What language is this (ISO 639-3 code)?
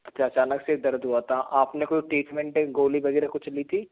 hin